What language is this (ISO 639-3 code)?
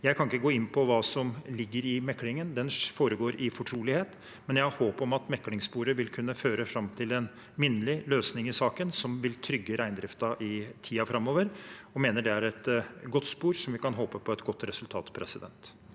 nor